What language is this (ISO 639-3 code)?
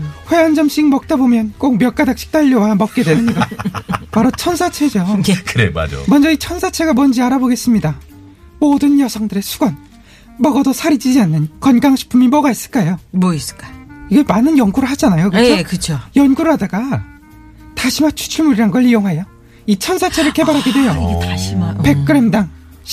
kor